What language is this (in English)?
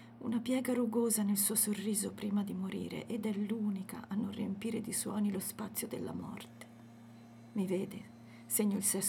Italian